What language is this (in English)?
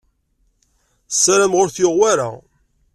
Kabyle